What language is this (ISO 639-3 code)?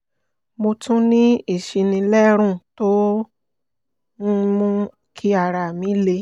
yor